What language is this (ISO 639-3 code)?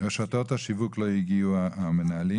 heb